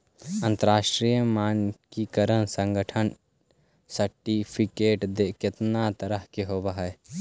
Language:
Magahi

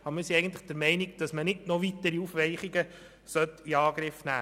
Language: Swiss German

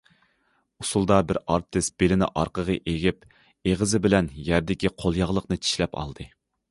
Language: Uyghur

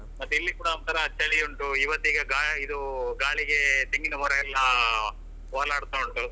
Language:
Kannada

